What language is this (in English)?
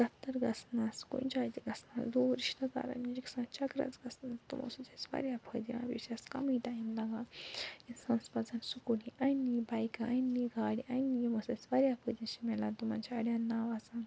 Kashmiri